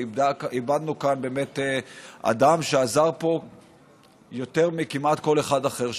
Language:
Hebrew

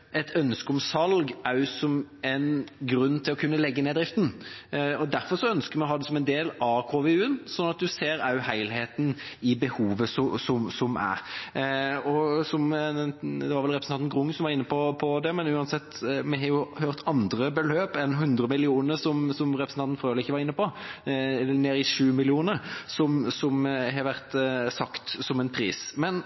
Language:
Norwegian Bokmål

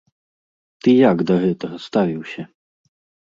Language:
Belarusian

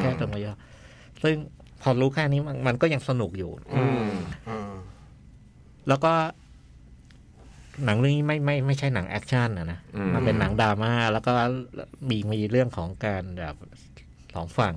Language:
Thai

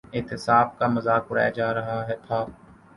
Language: Urdu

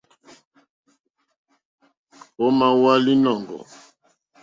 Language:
Mokpwe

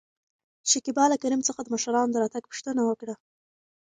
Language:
Pashto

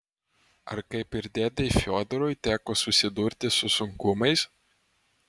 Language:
Lithuanian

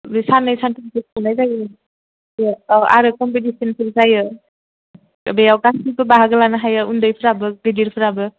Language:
Bodo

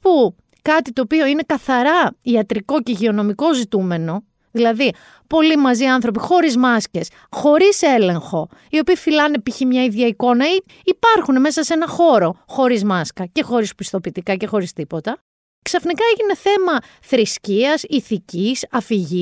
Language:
Greek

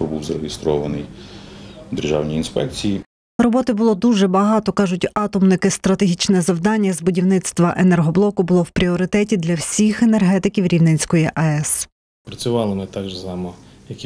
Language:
Ukrainian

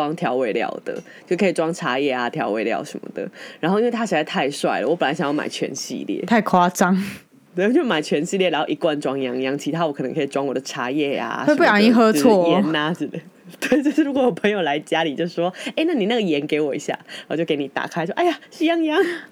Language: Chinese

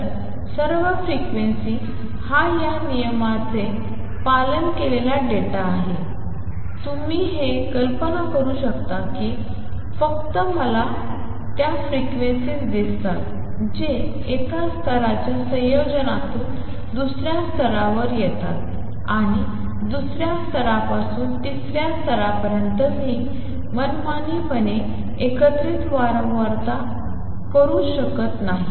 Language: Marathi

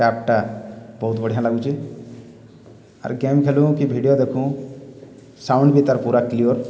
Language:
Odia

